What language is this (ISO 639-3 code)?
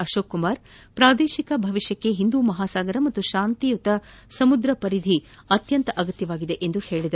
kan